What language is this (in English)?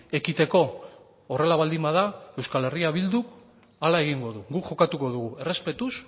Basque